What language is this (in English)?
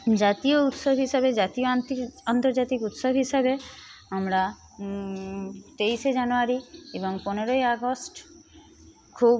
Bangla